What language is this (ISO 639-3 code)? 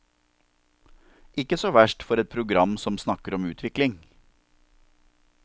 nor